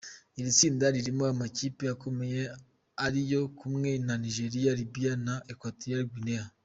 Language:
Kinyarwanda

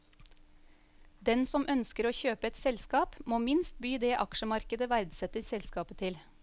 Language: Norwegian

